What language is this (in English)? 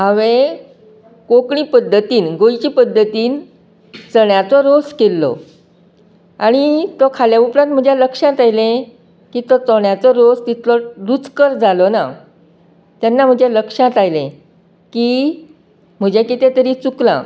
Konkani